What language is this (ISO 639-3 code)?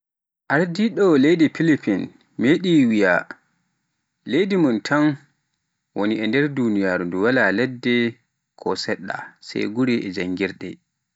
fuf